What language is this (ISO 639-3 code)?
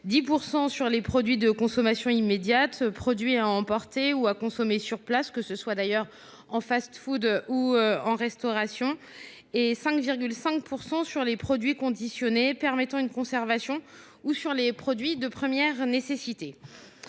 fra